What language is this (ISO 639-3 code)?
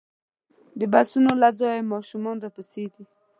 pus